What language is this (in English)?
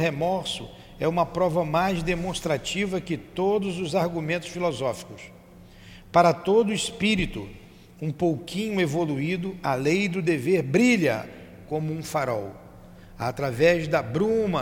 Portuguese